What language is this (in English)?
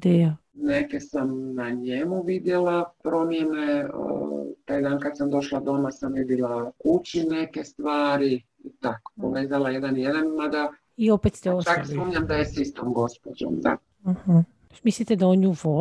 Croatian